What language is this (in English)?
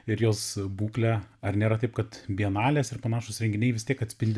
Lithuanian